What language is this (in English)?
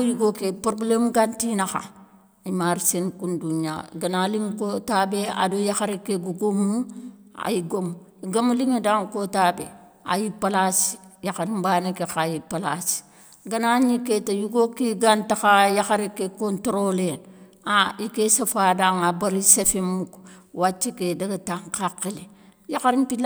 Soninke